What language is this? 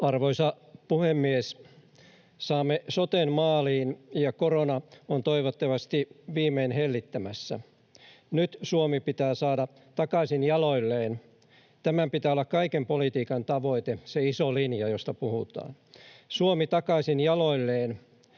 Finnish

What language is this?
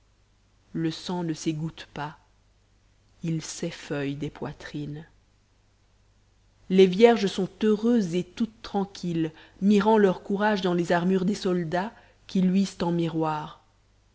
French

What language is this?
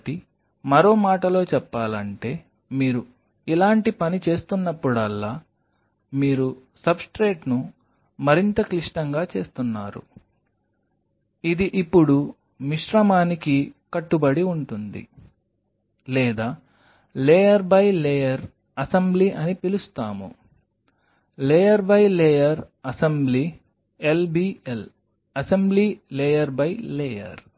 Telugu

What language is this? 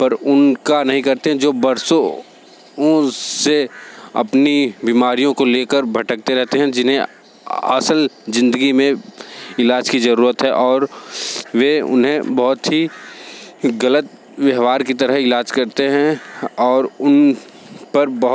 Hindi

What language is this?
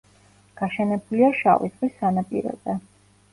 Georgian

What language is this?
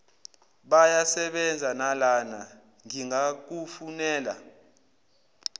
Zulu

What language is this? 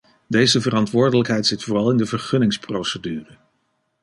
Dutch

